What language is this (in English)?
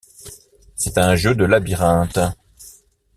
French